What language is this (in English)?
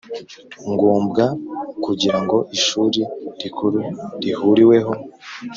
Kinyarwanda